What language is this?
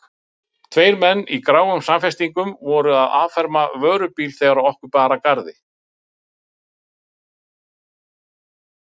Icelandic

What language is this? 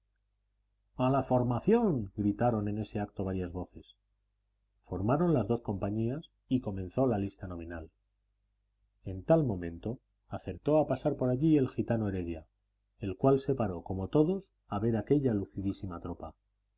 Spanish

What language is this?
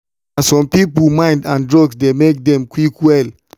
Nigerian Pidgin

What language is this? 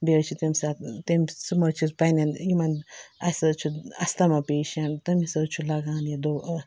Kashmiri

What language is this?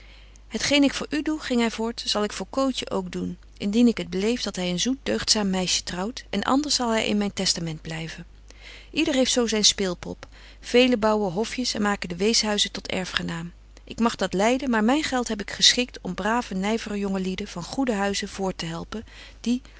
Dutch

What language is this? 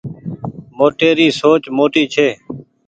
Goaria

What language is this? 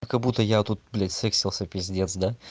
Russian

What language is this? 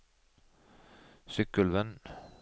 Norwegian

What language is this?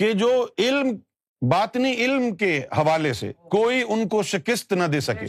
Urdu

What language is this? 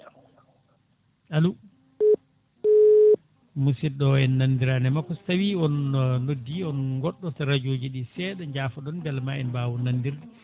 Fula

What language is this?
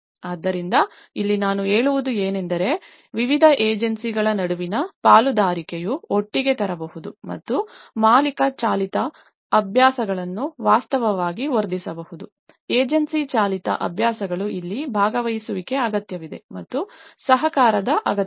Kannada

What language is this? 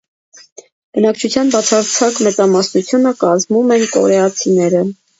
Armenian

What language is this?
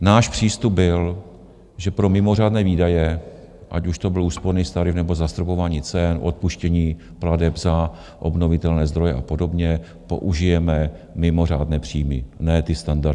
Czech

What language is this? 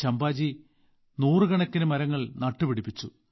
Malayalam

